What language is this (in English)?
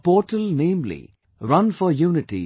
English